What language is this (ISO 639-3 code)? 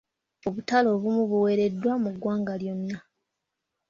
lug